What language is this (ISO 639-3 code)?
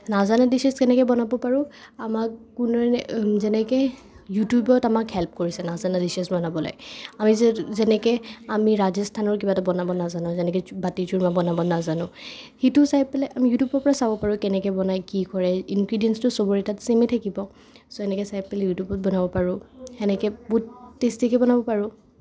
asm